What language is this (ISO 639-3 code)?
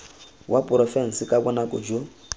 tsn